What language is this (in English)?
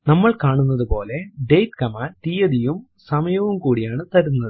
Malayalam